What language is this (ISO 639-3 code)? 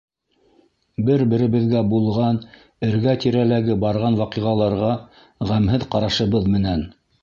bak